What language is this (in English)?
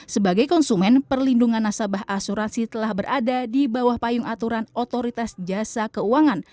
Indonesian